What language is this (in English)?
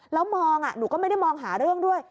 Thai